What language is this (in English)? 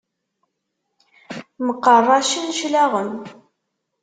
Kabyle